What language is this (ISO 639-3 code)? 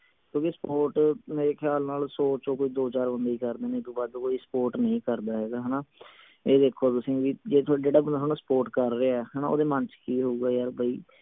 pan